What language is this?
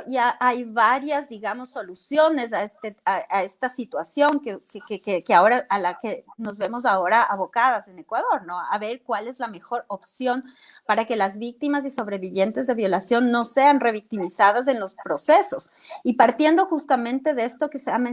Spanish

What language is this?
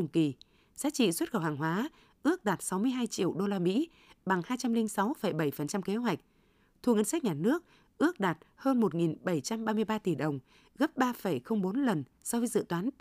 Vietnamese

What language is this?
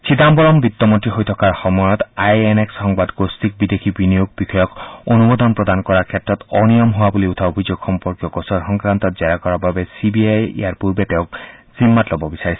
Assamese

